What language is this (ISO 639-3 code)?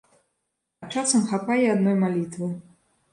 bel